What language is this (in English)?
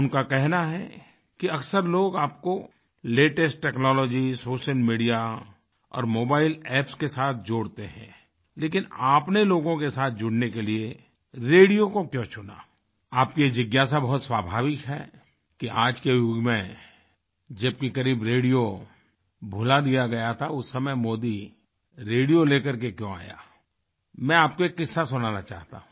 Hindi